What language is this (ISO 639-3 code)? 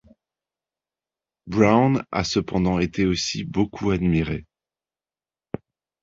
fra